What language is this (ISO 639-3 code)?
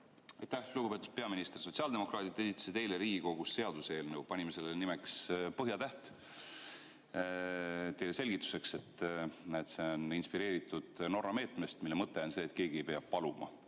est